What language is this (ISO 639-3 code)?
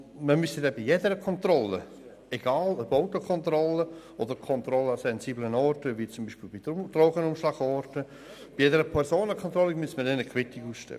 gsw